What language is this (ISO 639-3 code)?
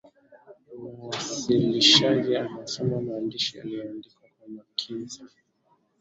swa